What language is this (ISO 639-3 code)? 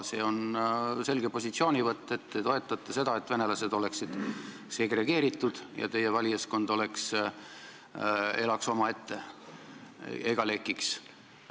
est